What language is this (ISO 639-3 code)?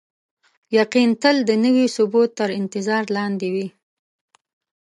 pus